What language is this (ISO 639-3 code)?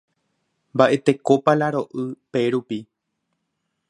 grn